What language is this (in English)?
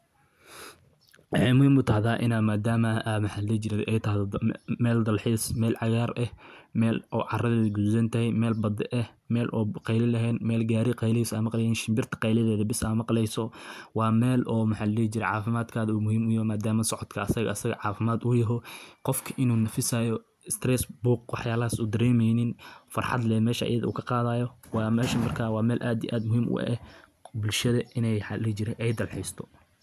Somali